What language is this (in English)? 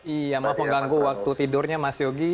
Indonesian